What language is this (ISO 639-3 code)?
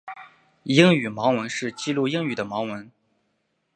zho